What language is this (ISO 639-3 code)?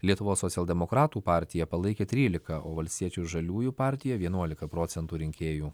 lit